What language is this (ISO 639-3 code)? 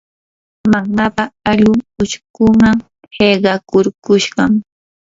qur